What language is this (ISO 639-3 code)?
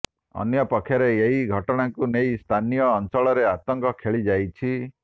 ori